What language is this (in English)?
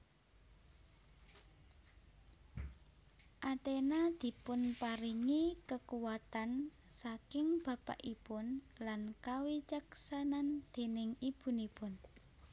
Javanese